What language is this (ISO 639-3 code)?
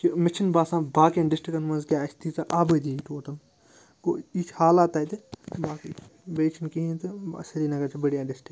kas